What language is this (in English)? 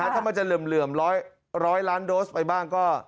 Thai